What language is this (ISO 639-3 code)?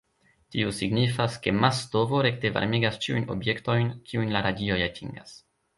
epo